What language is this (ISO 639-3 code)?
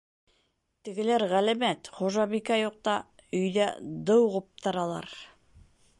bak